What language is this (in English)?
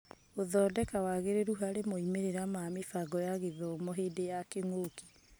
Kikuyu